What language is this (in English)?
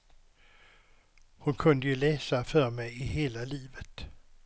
Swedish